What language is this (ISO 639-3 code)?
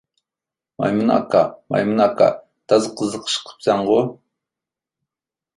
uig